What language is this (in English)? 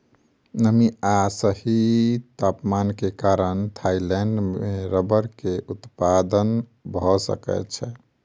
Maithili